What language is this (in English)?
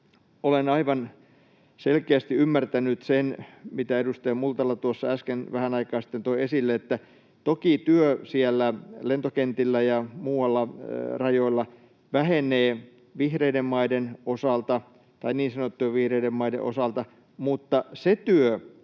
Finnish